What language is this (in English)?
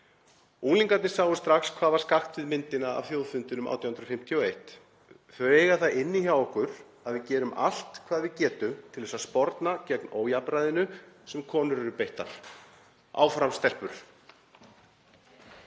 Icelandic